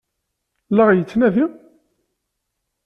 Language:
Kabyle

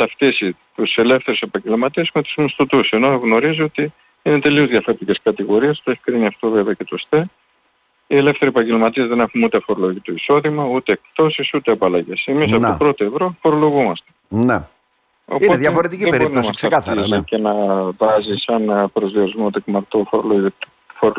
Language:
Greek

